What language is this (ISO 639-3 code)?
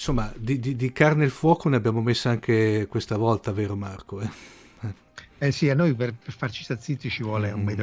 ita